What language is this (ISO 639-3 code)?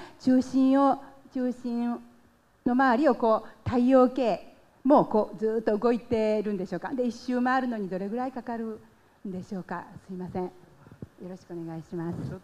jpn